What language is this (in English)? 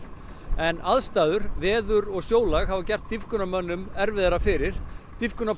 Icelandic